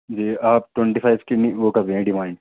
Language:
Urdu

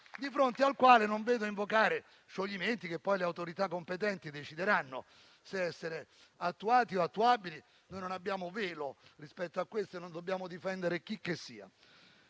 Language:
Italian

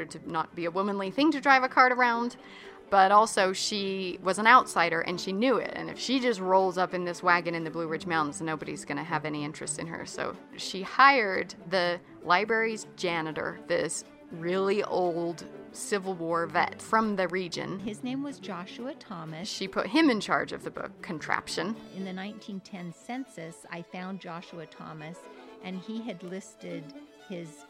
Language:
English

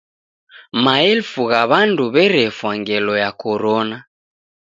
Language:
Taita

